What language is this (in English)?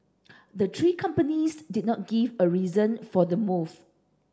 English